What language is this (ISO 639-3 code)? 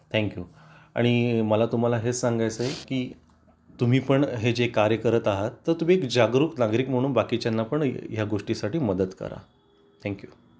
mar